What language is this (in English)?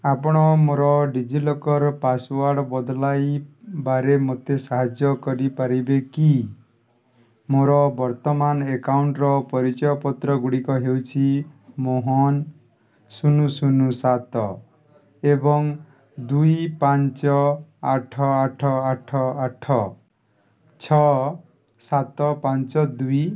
Odia